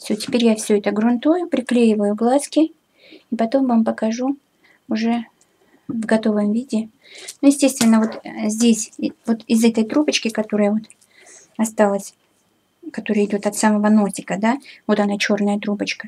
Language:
Russian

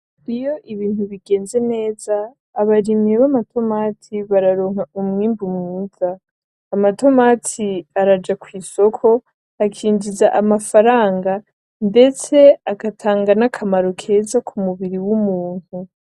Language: Rundi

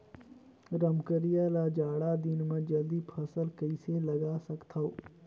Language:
Chhattisgarhi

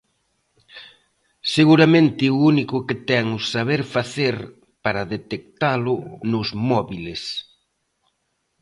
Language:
Galician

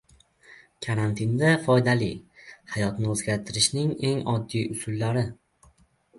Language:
Uzbek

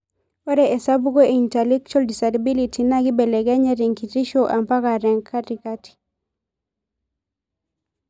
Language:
Masai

